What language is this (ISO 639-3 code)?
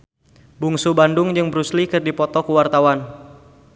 sun